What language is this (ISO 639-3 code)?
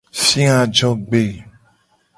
gej